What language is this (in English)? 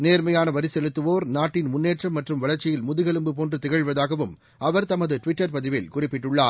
Tamil